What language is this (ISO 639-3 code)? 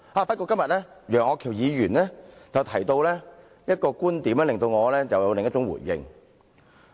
yue